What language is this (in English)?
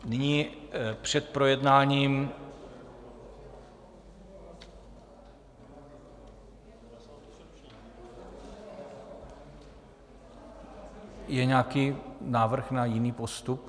Czech